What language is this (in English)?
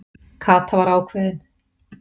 Icelandic